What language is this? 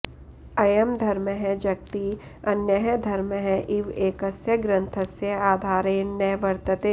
Sanskrit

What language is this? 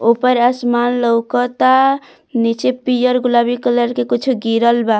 Bhojpuri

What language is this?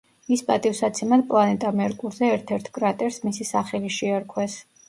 Georgian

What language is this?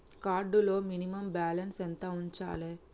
Telugu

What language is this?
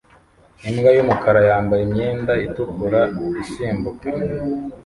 Kinyarwanda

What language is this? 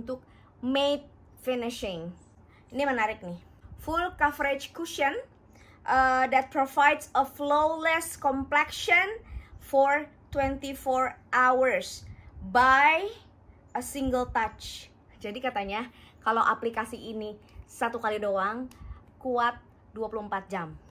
Indonesian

